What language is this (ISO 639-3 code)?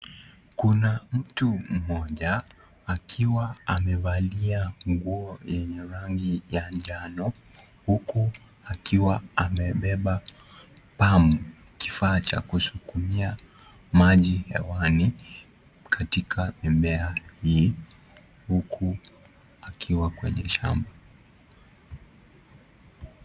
swa